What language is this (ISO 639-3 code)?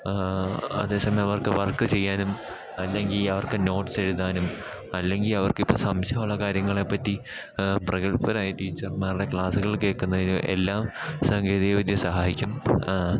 mal